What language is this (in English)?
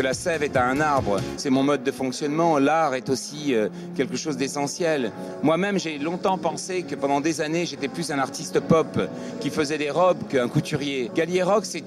French